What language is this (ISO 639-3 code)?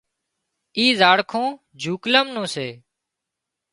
kxp